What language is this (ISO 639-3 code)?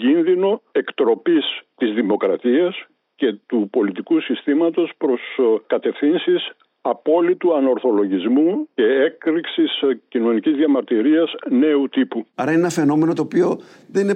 ell